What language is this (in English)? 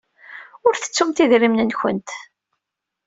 Kabyle